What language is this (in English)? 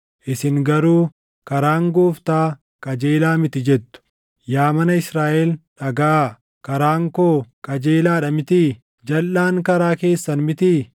Oromo